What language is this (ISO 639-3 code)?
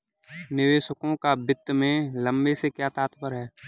hin